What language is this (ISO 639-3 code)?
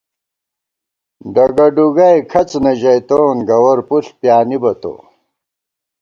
gwt